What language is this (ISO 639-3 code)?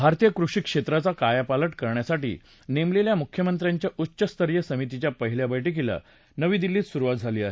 mar